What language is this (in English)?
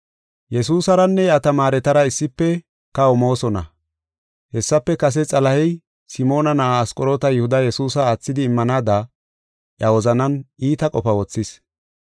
Gofa